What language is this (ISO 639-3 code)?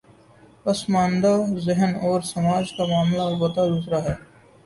urd